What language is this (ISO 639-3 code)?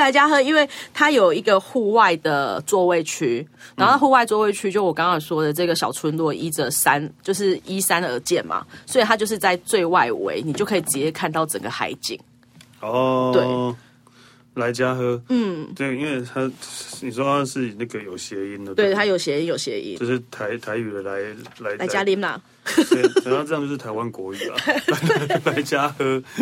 zho